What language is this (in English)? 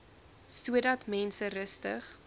Afrikaans